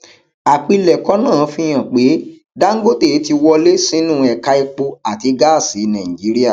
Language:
Yoruba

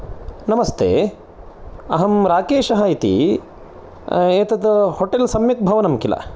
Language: Sanskrit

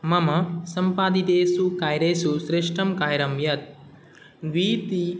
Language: Sanskrit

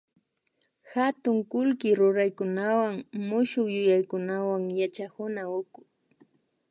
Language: Imbabura Highland Quichua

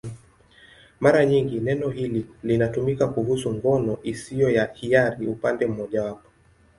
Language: Swahili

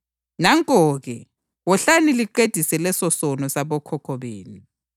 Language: North Ndebele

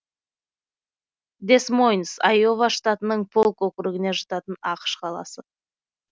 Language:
Kazakh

